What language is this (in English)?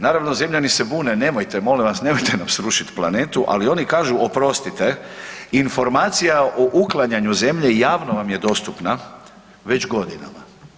Croatian